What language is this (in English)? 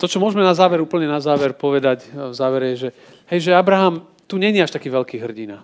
Slovak